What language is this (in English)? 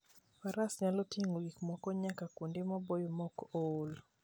Luo (Kenya and Tanzania)